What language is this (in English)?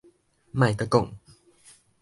Min Nan Chinese